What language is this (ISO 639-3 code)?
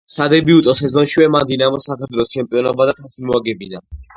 kat